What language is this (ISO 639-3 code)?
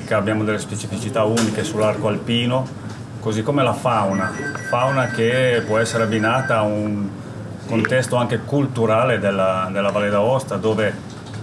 ita